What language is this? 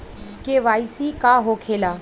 Bhojpuri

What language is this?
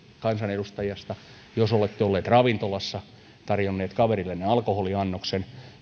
Finnish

